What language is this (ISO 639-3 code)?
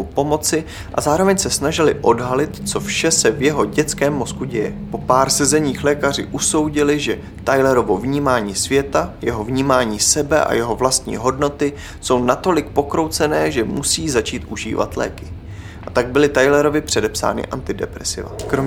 ces